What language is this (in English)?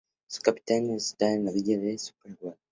Spanish